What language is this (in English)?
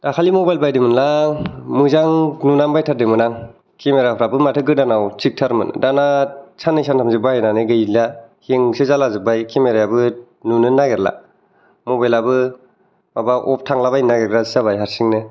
Bodo